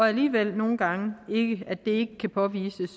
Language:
Danish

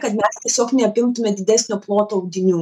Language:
Lithuanian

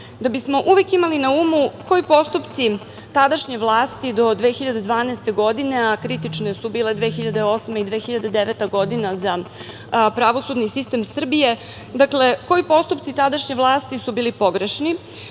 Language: Serbian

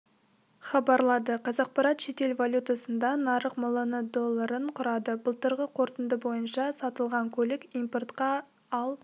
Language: Kazakh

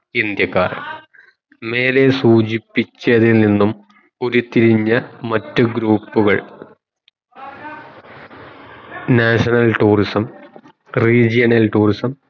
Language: Malayalam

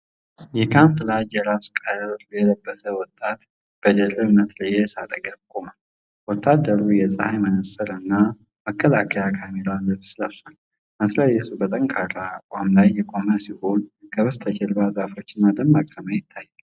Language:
Amharic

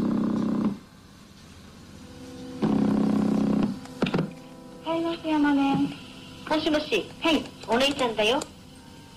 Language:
Korean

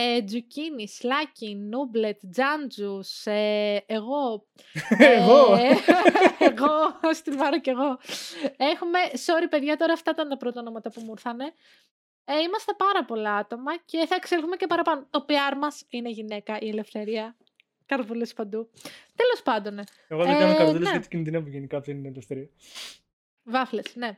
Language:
Greek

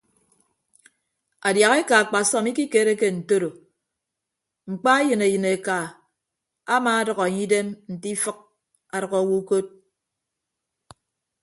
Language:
Ibibio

